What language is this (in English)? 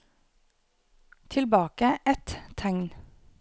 Norwegian